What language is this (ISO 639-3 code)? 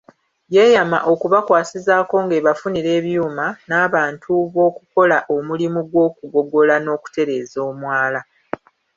lug